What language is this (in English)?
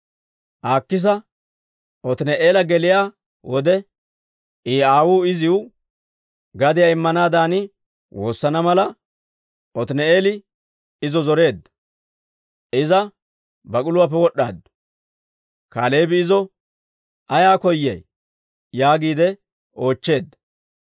Dawro